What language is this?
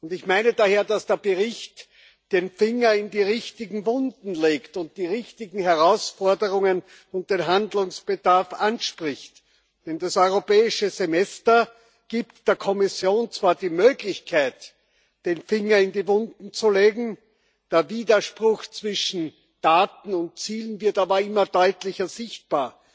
German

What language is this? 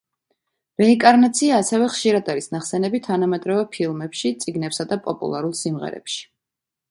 Georgian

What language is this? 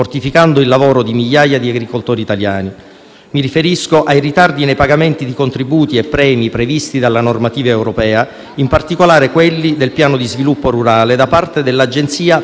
Italian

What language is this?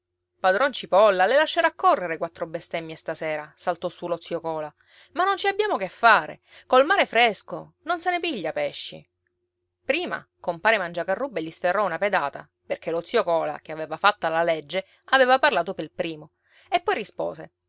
Italian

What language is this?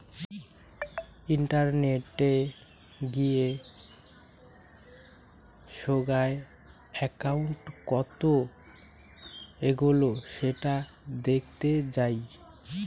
Bangla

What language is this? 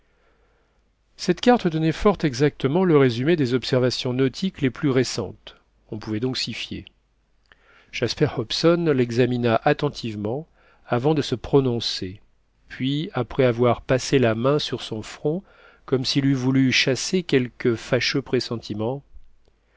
French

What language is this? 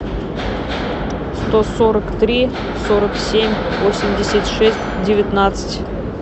Russian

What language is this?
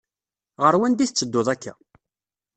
Kabyle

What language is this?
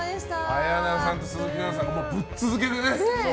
Japanese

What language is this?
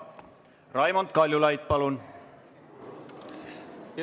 Estonian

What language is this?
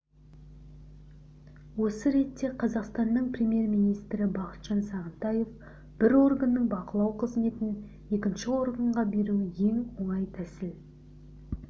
Kazakh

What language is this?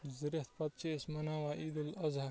Kashmiri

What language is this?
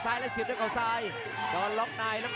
Thai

